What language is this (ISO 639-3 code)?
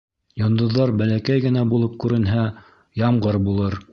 bak